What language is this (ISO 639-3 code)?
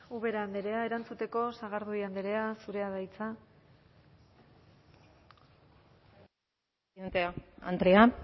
eus